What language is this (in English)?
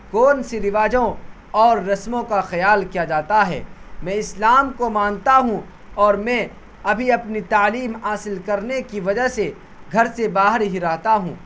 Urdu